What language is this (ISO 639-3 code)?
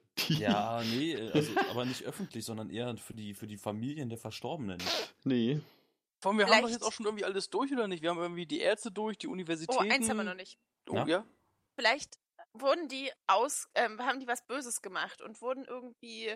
deu